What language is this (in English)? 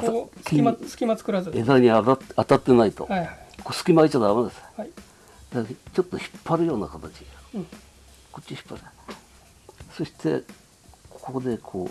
Japanese